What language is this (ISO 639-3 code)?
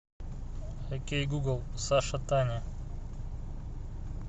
rus